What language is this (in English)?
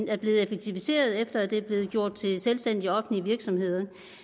Danish